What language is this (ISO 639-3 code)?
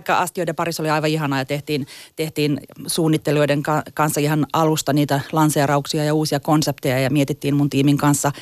fin